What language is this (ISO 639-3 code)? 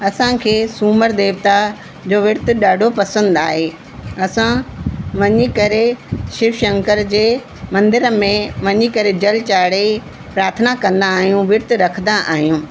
snd